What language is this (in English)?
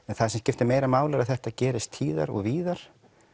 Icelandic